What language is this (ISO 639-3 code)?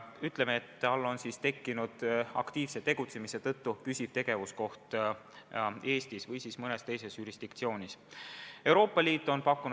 est